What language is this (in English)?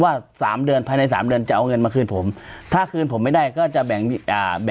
Thai